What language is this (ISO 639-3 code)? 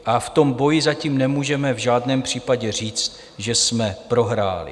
ces